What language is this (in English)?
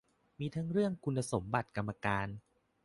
Thai